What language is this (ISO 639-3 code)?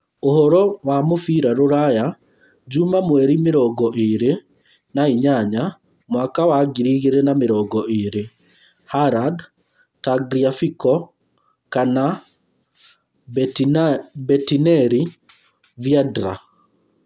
kik